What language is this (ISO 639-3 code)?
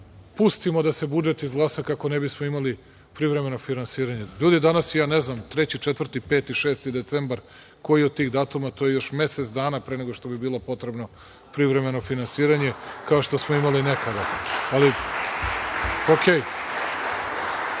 srp